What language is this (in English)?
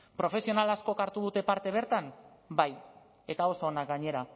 Basque